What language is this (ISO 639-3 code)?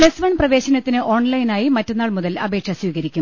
mal